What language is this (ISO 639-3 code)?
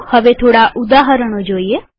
guj